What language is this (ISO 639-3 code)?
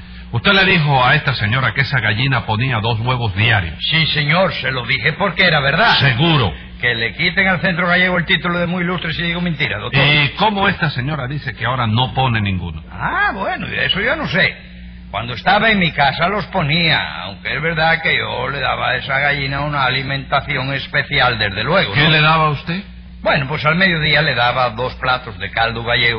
spa